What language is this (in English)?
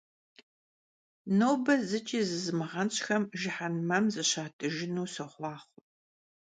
Kabardian